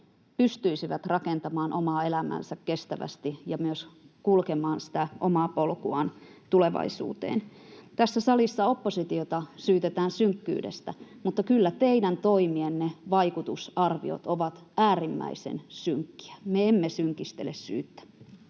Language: Finnish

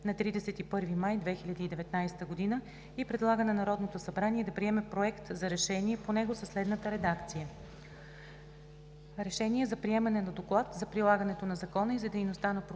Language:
Bulgarian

